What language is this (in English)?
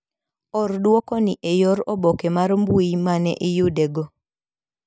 Luo (Kenya and Tanzania)